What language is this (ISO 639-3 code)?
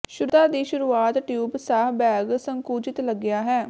pan